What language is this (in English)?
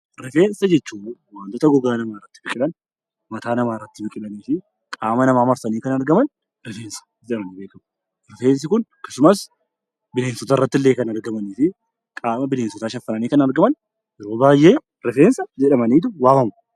Oromo